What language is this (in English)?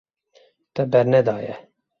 Kurdish